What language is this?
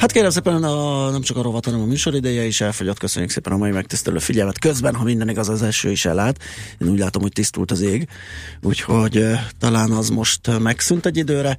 Hungarian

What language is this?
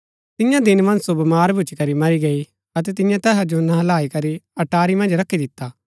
Gaddi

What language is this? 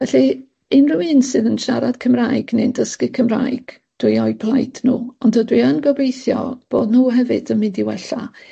Welsh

